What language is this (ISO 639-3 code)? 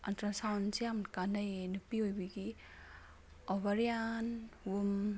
mni